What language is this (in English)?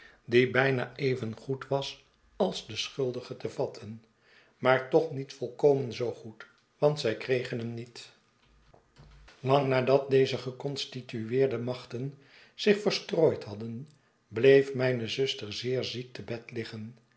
Dutch